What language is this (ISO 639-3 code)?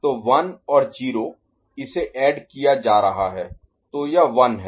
hin